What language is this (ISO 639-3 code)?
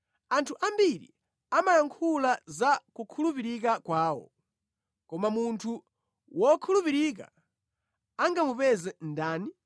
nya